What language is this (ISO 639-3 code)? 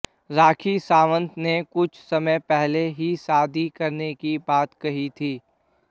hin